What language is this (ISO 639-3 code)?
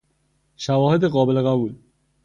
fas